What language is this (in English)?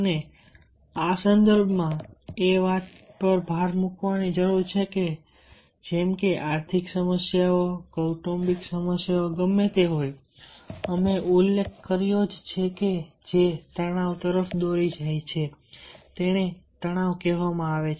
Gujarati